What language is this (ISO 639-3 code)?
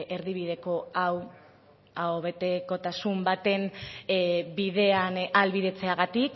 eus